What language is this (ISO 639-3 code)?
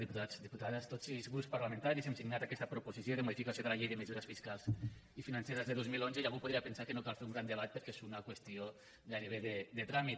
cat